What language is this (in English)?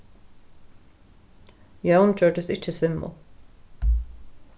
Faroese